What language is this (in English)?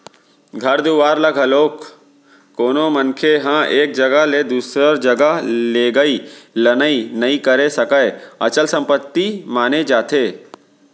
Chhattisgarhi